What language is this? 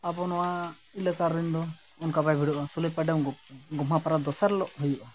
Santali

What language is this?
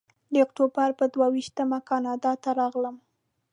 Pashto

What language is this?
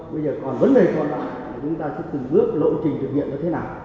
Vietnamese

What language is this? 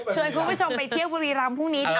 Thai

